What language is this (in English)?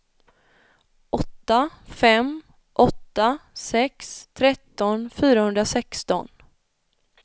Swedish